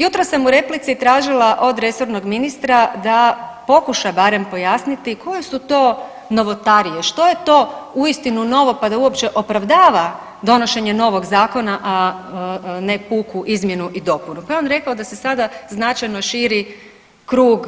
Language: Croatian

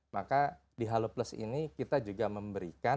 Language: Indonesian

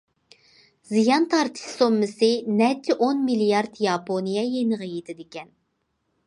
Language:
Uyghur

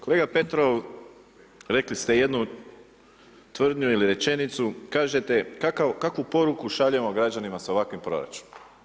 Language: Croatian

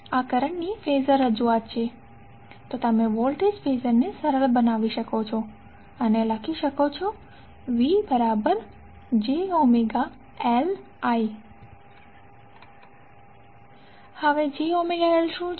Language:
Gujarati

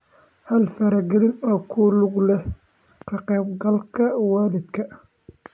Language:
Somali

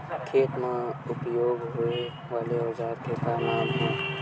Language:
Chhattisgarhi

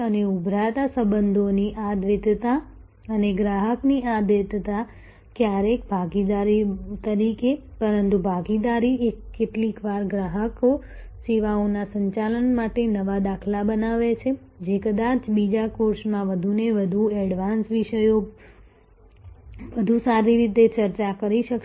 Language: Gujarati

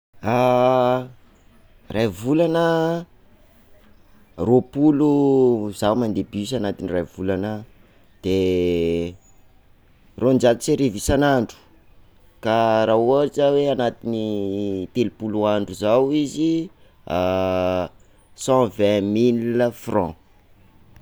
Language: Sakalava Malagasy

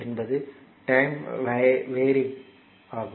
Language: Tamil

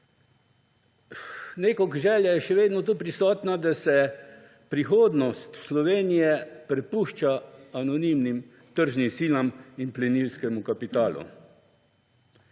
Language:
Slovenian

